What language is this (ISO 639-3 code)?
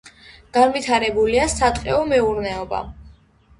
kat